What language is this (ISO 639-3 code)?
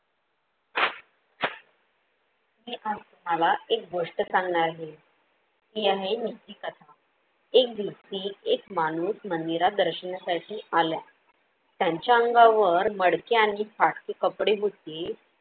mar